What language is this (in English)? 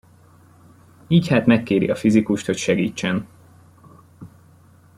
Hungarian